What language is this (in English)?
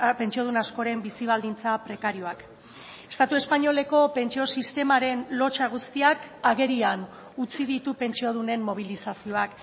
Basque